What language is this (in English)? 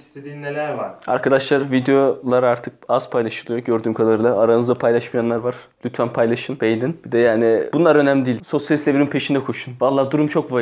Turkish